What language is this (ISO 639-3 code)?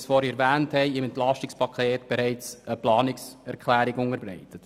gsw